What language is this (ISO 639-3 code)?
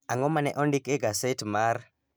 luo